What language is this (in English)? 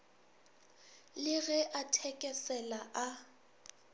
Northern Sotho